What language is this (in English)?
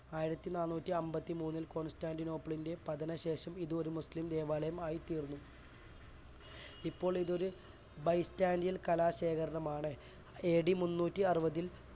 Malayalam